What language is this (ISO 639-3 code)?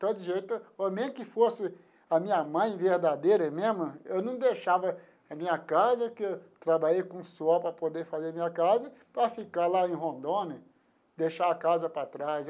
por